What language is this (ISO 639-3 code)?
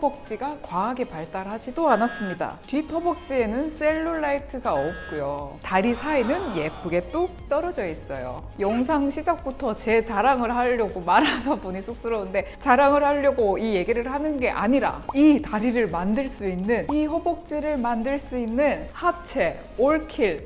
kor